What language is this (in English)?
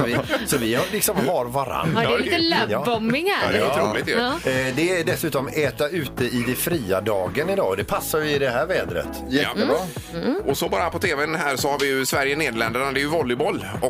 Swedish